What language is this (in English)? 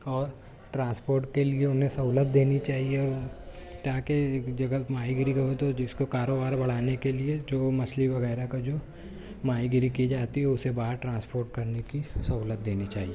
Urdu